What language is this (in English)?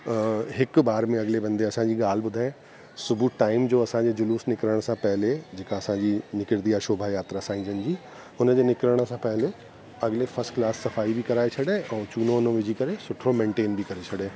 Sindhi